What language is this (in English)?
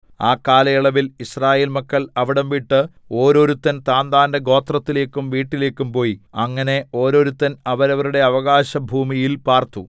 Malayalam